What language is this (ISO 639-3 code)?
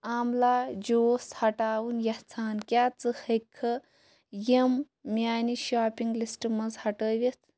kas